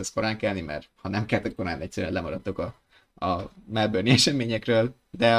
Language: Hungarian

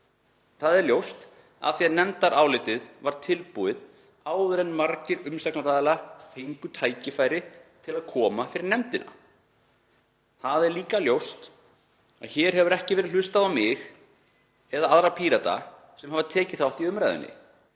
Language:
Icelandic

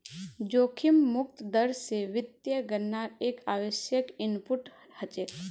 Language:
Magahi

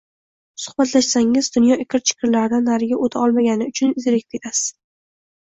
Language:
Uzbek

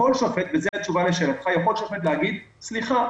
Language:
Hebrew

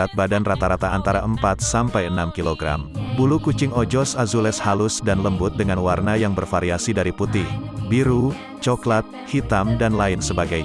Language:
Indonesian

